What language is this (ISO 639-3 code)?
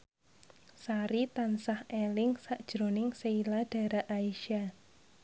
jav